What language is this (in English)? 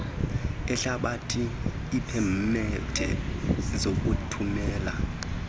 Xhosa